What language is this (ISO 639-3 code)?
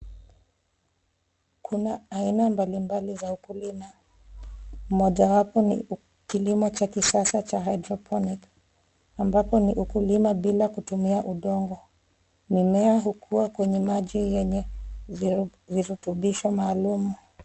swa